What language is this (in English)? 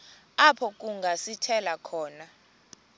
Xhosa